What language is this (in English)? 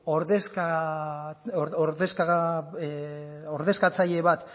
Basque